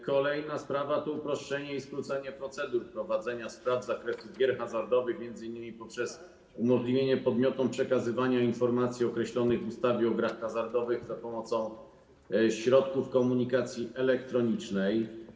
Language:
Polish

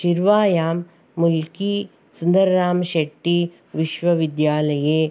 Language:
Sanskrit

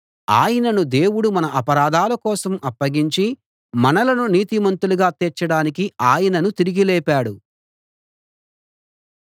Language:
Telugu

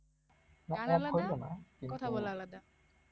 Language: Bangla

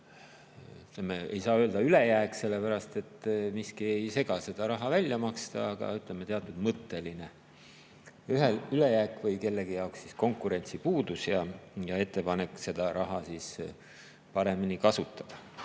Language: Estonian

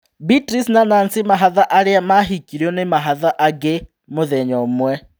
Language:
Kikuyu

